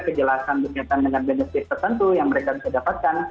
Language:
Indonesian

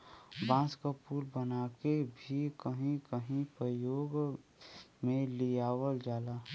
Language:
Bhojpuri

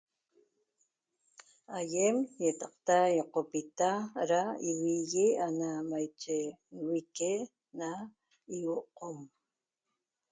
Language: Toba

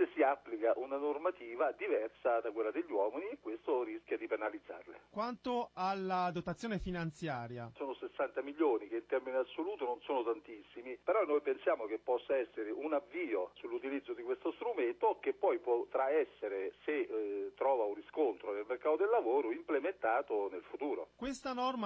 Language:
Italian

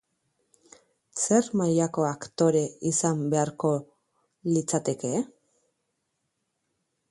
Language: Basque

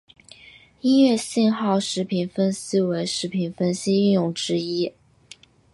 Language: Chinese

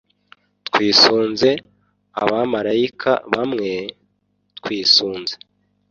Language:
Kinyarwanda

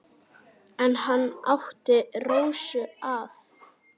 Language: Icelandic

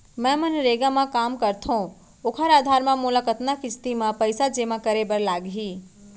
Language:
Chhattisgarhi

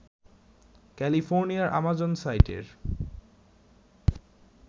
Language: Bangla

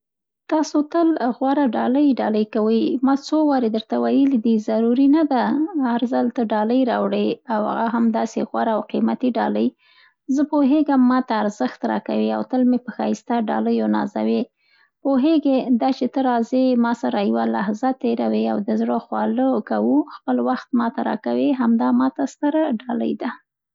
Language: Central Pashto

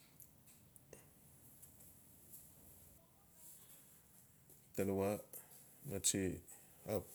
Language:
Notsi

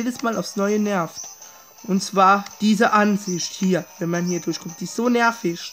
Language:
German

